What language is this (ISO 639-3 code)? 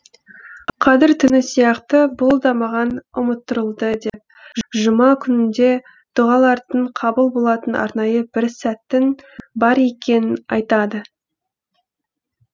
kaz